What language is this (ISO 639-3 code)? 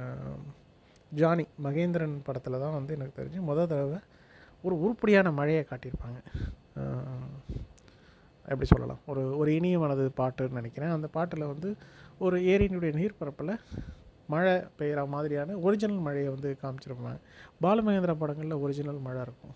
tam